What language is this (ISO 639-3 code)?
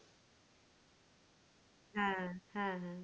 ben